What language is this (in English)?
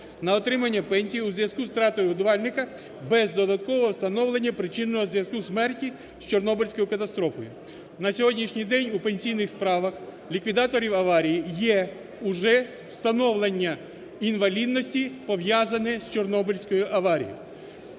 Ukrainian